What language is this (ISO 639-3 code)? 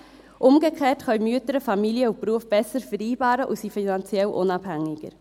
gsw